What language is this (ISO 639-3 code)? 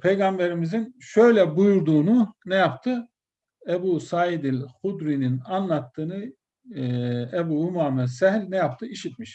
tur